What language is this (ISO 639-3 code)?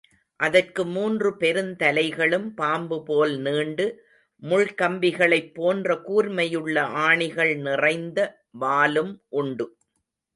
tam